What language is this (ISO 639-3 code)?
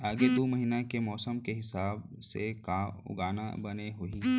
hne